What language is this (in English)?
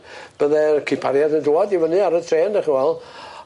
Welsh